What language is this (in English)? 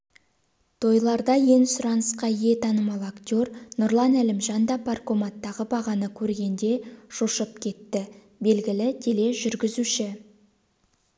Kazakh